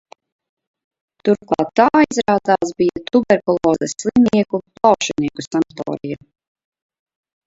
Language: Latvian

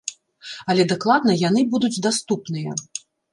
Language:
Belarusian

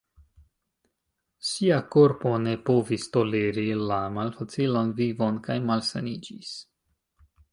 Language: Esperanto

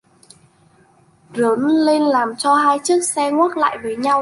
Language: Vietnamese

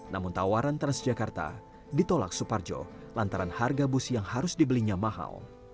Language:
Indonesian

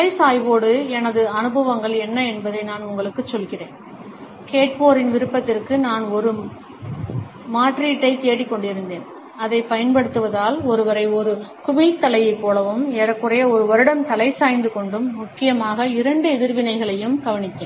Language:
Tamil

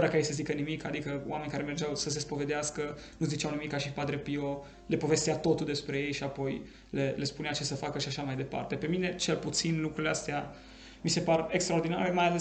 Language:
Romanian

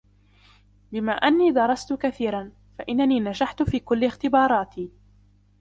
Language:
Arabic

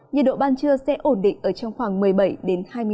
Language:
Vietnamese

